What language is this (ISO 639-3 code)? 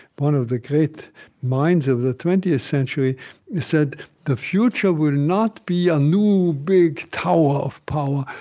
eng